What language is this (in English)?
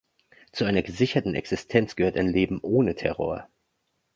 German